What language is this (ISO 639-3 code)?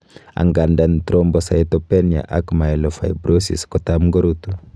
kln